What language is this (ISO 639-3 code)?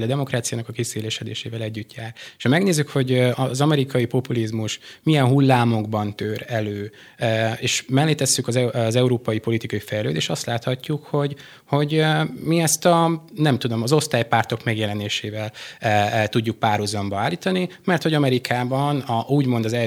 hun